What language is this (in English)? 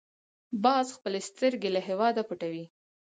Pashto